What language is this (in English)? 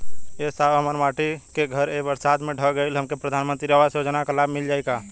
Bhojpuri